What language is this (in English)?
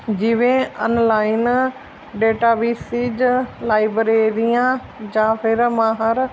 Punjabi